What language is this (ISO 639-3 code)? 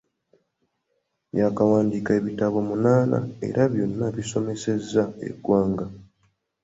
lug